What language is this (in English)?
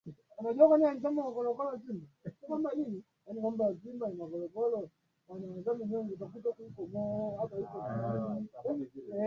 Swahili